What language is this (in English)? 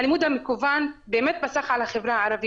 Hebrew